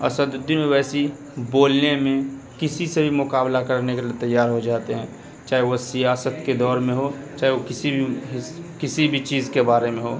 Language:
Urdu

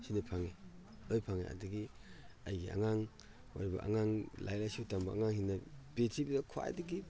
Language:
Manipuri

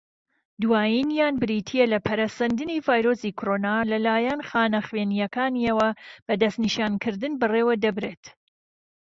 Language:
Central Kurdish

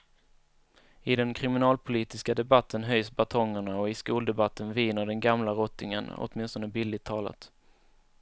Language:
Swedish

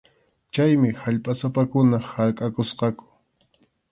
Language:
Arequipa-La Unión Quechua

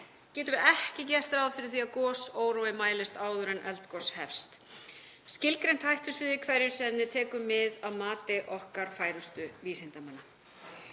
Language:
Icelandic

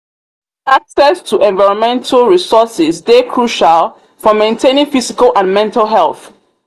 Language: Nigerian Pidgin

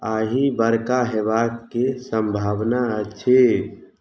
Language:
Maithili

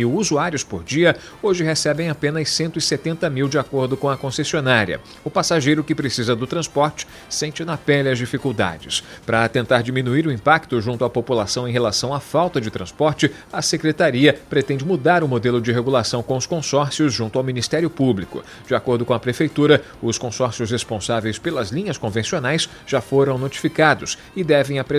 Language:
Portuguese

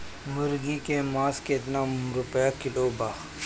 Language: Bhojpuri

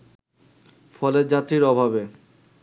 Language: Bangla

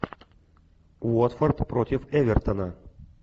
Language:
Russian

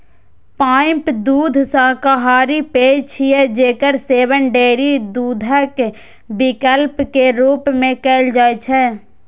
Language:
Maithili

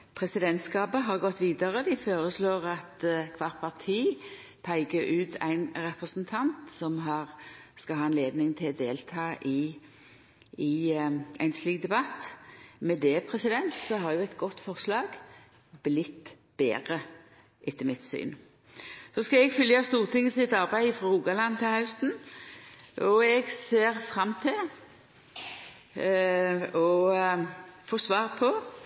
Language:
Norwegian Nynorsk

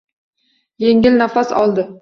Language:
Uzbek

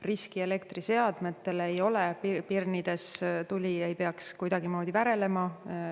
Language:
Estonian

